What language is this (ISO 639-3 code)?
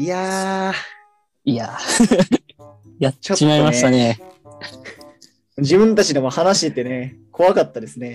jpn